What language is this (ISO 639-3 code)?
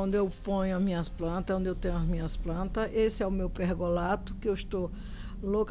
por